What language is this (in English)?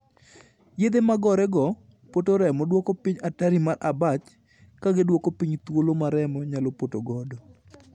Luo (Kenya and Tanzania)